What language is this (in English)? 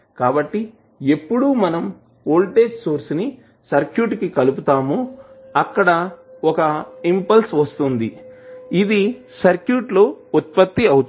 Telugu